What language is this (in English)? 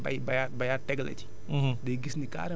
Wolof